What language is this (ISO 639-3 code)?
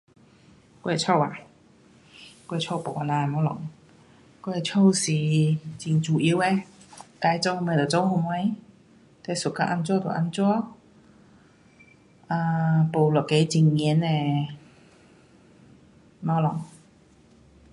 cpx